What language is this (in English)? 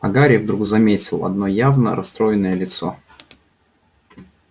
Russian